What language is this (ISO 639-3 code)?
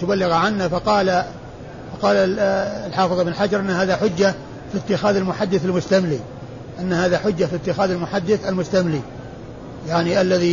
ara